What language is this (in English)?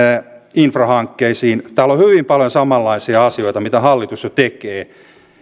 Finnish